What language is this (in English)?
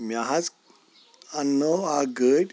Kashmiri